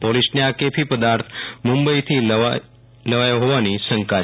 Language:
Gujarati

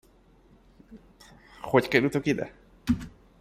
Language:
Hungarian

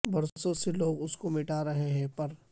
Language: Urdu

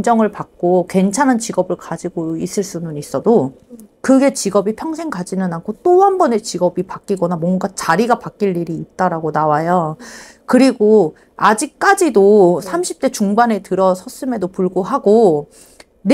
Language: Korean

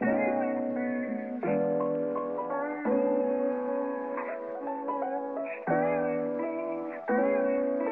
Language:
English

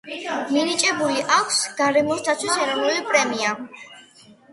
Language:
Georgian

